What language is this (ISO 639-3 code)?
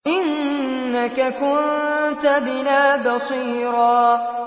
ara